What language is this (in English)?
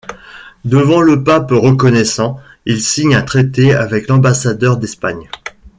French